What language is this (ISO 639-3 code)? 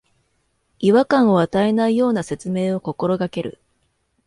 jpn